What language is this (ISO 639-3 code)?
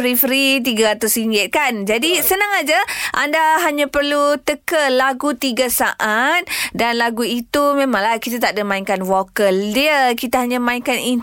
msa